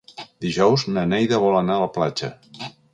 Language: Catalan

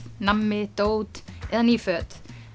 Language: Icelandic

